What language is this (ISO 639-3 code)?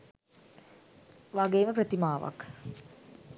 sin